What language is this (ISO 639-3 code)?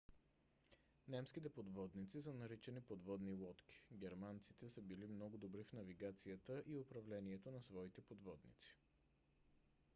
bul